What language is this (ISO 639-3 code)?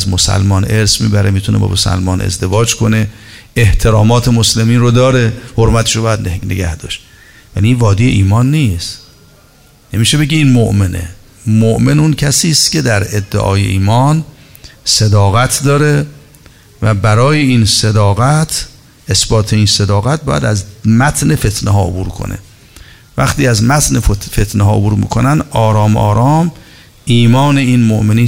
fas